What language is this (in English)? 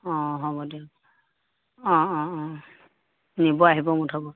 Assamese